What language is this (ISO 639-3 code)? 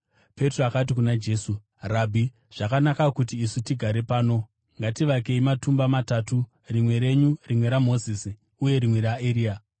sna